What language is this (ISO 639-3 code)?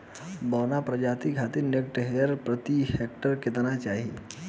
bho